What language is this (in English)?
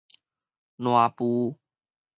Min Nan Chinese